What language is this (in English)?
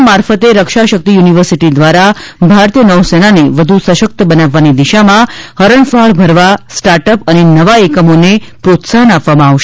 Gujarati